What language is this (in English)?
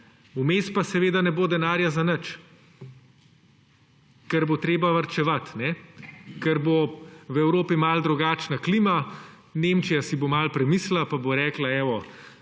Slovenian